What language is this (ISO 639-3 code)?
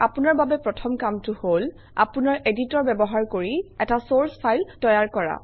asm